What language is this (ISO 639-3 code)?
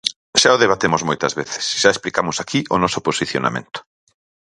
glg